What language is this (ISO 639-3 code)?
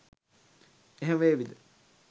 sin